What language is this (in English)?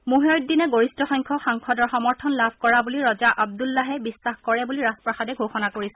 Assamese